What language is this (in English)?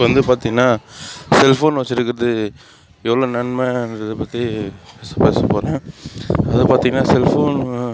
Tamil